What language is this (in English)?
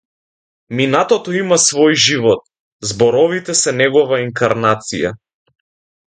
Macedonian